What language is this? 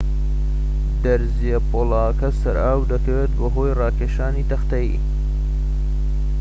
Central Kurdish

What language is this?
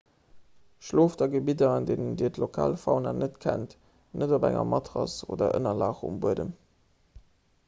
Luxembourgish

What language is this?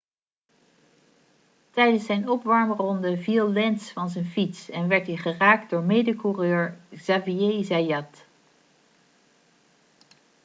Dutch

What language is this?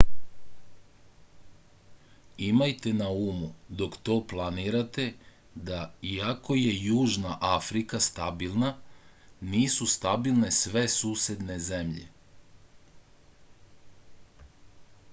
Serbian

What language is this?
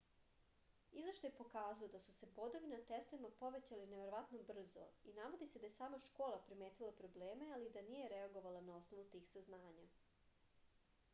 Serbian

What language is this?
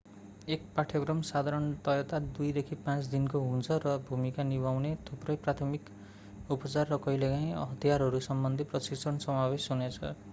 Nepali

